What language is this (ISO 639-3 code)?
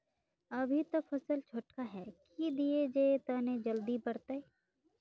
mag